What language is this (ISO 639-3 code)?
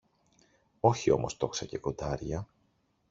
ell